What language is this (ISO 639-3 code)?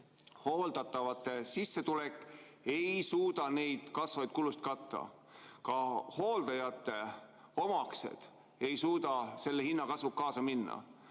est